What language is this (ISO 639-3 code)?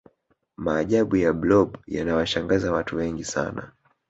swa